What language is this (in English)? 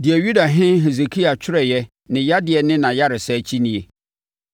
Akan